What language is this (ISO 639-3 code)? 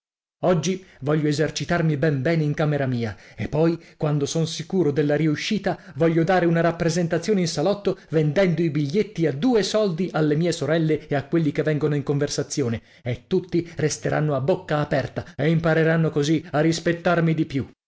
ita